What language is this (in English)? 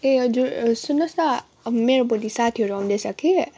Nepali